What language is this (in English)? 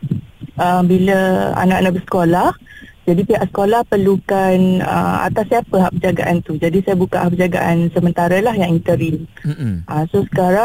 Malay